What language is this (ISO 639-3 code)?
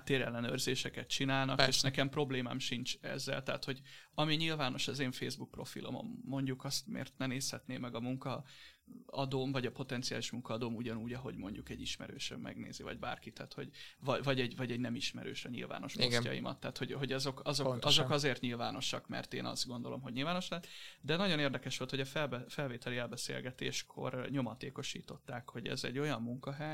hun